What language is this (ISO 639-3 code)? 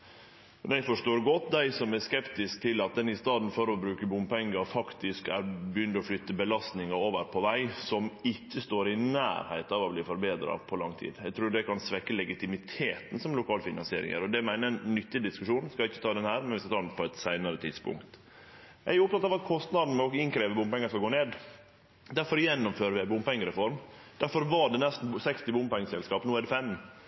nno